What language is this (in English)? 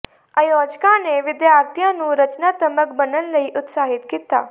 Punjabi